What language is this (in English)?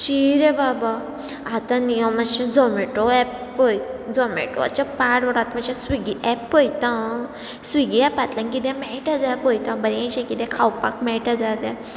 Konkani